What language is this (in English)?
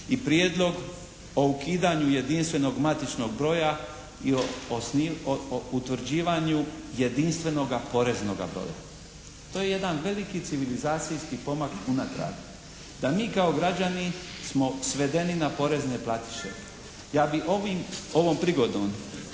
Croatian